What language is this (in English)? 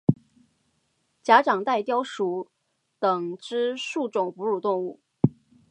Chinese